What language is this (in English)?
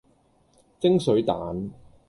Cantonese